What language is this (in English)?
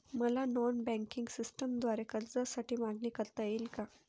Marathi